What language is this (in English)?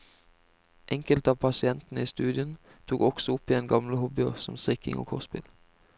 Norwegian